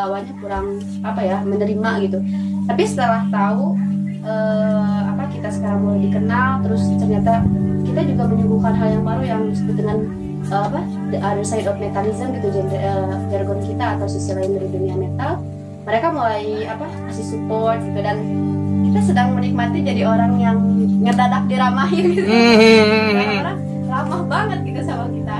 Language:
Indonesian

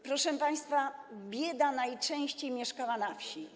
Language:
Polish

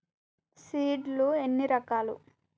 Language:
Telugu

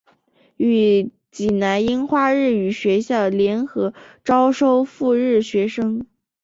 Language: Chinese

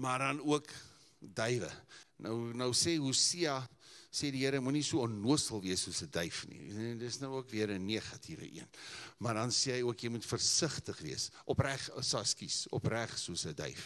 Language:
English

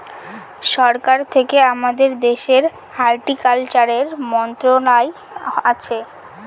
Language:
Bangla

